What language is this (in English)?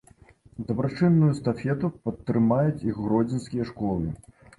Belarusian